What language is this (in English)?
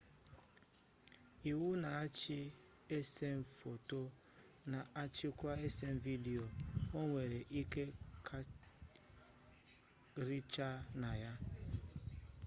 Igbo